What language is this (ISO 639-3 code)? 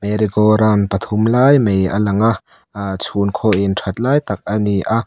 lus